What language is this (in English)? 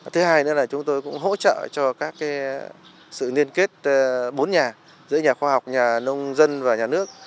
Vietnamese